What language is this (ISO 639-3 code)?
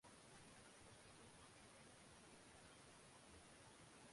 zho